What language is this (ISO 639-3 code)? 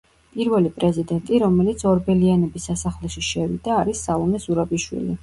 kat